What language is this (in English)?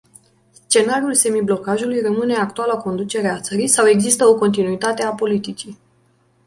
Romanian